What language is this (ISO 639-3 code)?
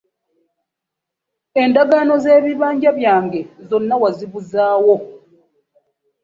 lug